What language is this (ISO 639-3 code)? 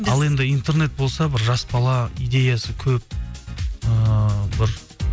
kaz